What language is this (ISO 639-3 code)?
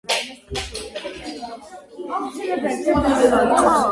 kat